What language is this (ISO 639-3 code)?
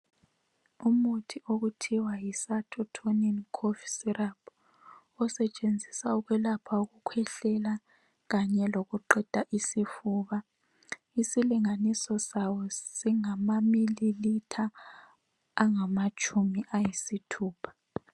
nde